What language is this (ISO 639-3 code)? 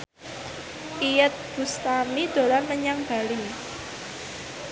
jav